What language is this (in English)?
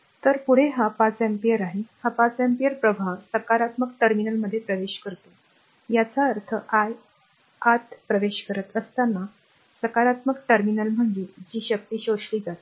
Marathi